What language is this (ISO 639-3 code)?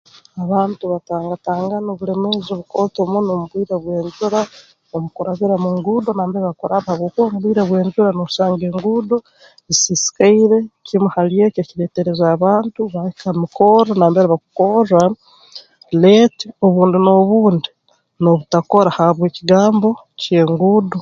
ttj